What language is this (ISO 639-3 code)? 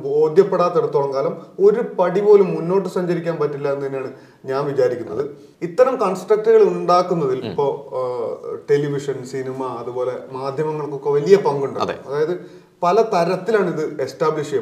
mal